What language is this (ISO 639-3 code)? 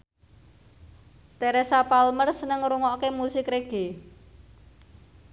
jav